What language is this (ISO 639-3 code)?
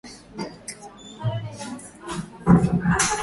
swa